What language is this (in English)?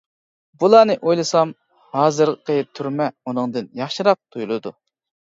Uyghur